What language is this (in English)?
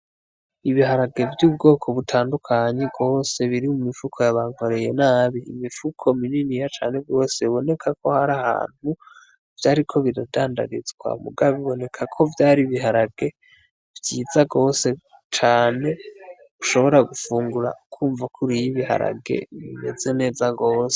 Rundi